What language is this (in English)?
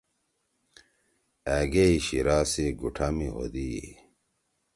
Torwali